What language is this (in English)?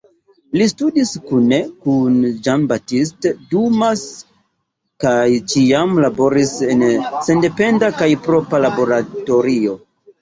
Esperanto